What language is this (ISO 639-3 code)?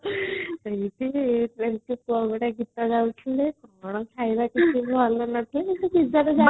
ori